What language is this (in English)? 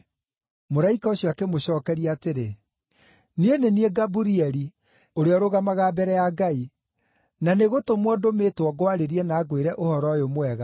Kikuyu